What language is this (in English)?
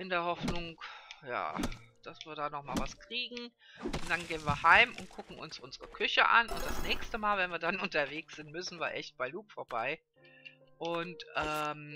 German